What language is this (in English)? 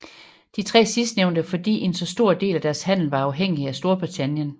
Danish